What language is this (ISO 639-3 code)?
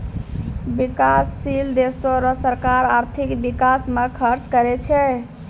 mai